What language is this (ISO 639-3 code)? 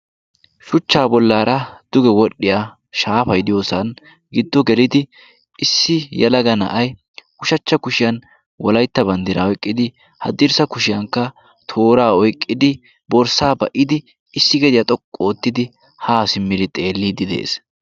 wal